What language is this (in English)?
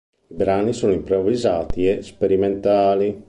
Italian